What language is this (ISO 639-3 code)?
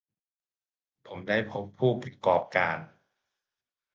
tha